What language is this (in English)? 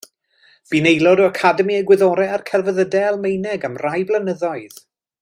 Welsh